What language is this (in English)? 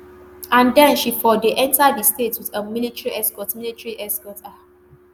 Nigerian Pidgin